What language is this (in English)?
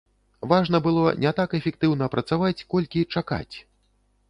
Belarusian